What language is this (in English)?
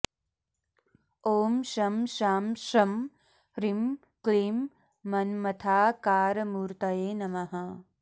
Sanskrit